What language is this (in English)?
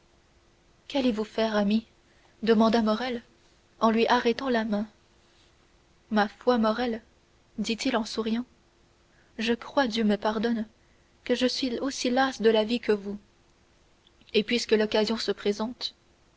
French